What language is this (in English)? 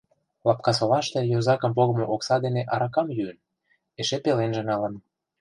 Mari